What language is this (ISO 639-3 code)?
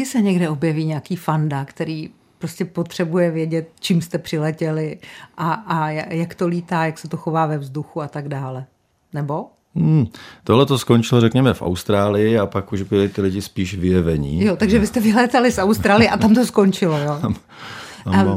ces